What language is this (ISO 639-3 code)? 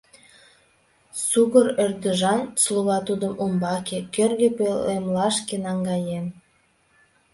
chm